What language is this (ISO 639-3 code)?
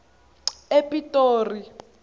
tso